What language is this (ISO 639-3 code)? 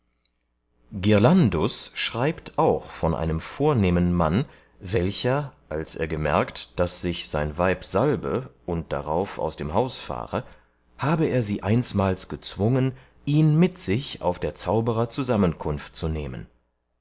deu